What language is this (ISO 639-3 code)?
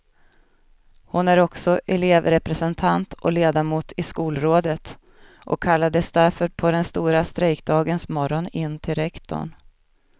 swe